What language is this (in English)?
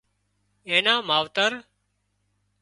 Wadiyara Koli